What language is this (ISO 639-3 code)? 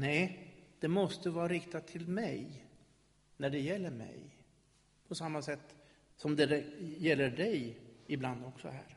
swe